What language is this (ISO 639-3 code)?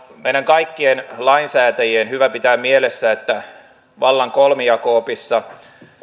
fin